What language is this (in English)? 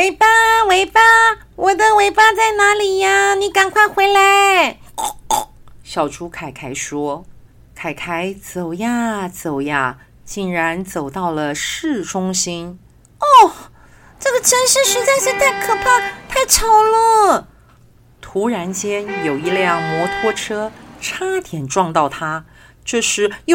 Chinese